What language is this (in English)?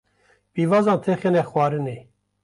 Kurdish